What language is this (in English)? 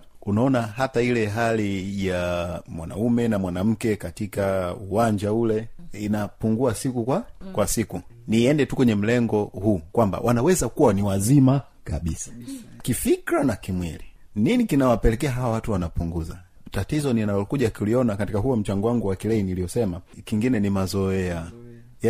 Swahili